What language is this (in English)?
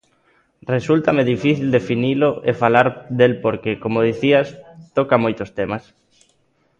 Galician